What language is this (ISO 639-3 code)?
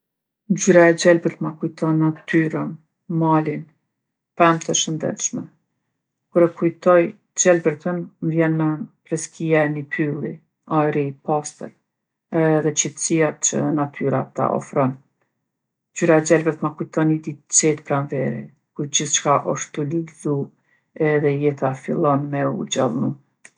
aln